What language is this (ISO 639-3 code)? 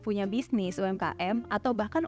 ind